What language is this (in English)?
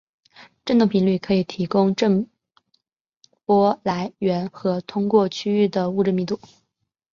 Chinese